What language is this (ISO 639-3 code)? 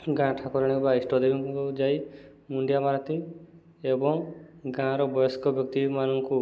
ori